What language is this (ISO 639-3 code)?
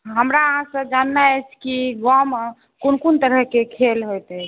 mai